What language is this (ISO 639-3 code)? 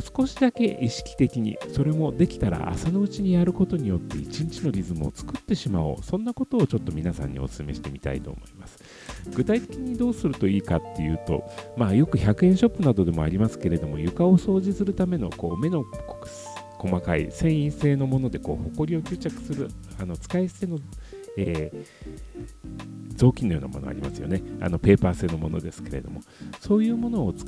jpn